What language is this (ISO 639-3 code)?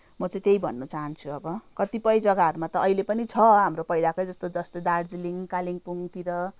nep